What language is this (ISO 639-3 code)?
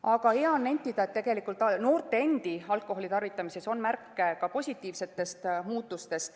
est